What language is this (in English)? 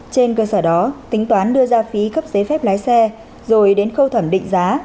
Vietnamese